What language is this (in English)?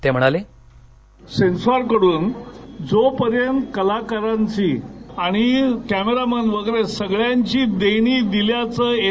Marathi